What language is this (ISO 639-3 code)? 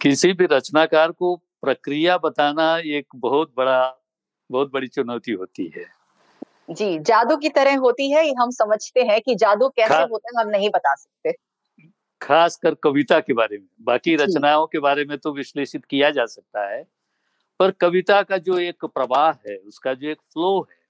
hin